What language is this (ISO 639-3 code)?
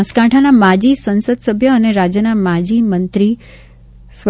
guj